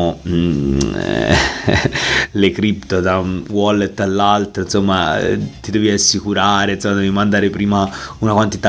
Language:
Italian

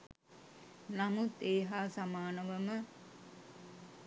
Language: Sinhala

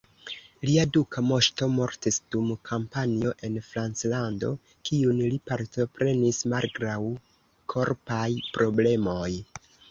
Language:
Esperanto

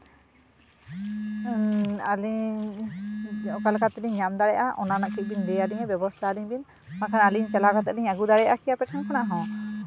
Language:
Santali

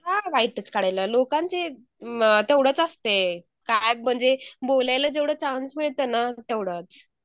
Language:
Marathi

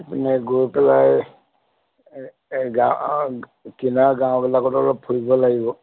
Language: Assamese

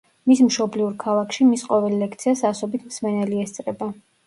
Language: Georgian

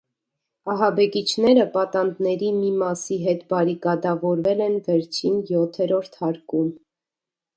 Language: Armenian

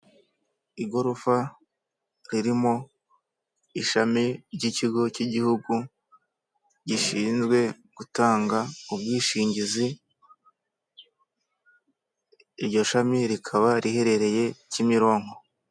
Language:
Kinyarwanda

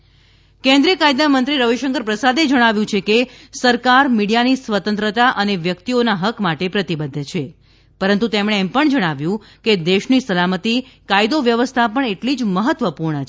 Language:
Gujarati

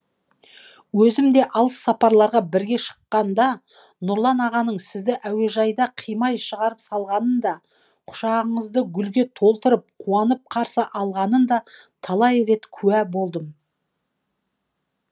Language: Kazakh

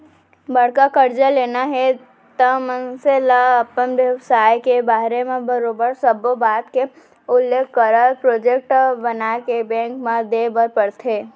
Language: Chhattisgarhi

